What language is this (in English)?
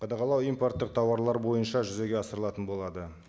Kazakh